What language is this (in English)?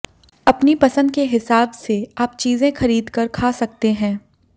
Hindi